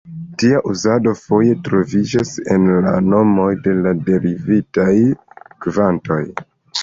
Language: Esperanto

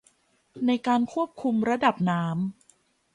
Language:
Thai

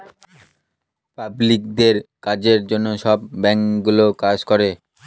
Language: Bangla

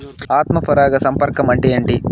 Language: Telugu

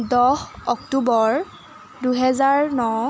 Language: Assamese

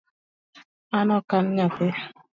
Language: Luo (Kenya and Tanzania)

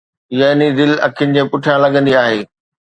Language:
Sindhi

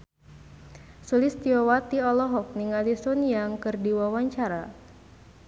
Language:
Sundanese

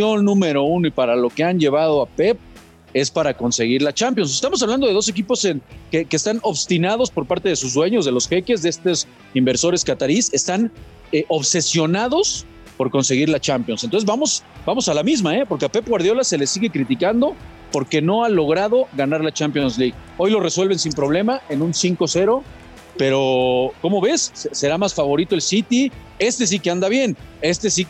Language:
Spanish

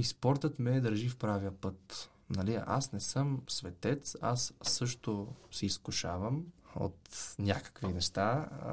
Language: Bulgarian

